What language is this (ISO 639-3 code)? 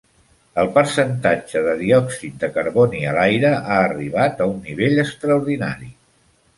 cat